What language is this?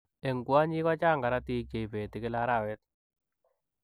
Kalenjin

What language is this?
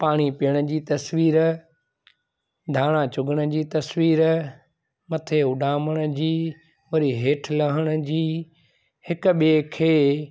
Sindhi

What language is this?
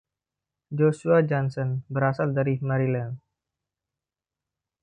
Indonesian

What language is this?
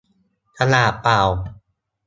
Thai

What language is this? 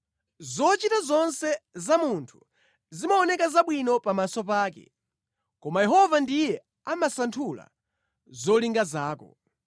Nyanja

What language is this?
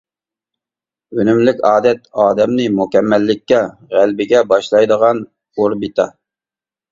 Uyghur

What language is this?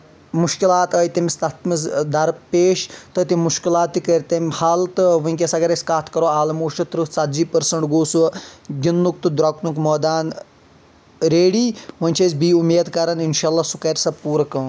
Kashmiri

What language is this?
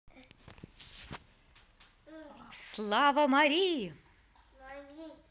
Russian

